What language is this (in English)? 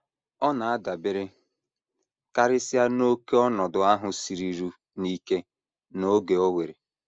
Igbo